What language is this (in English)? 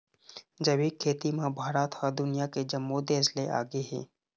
Chhattisgarhi